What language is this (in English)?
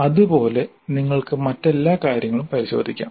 Malayalam